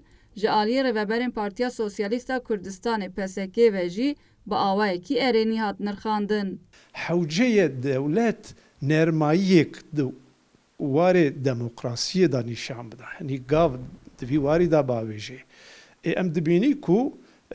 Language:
Turkish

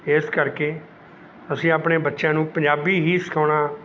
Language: Punjabi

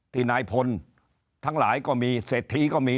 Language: Thai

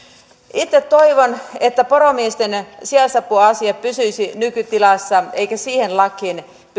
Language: Finnish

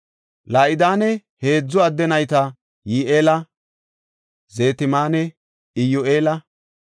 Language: Gofa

